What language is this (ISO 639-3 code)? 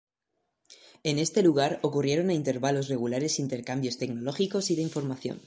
spa